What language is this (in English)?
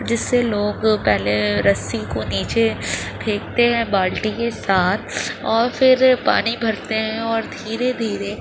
Urdu